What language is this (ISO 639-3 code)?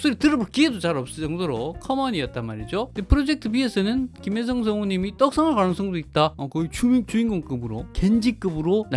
kor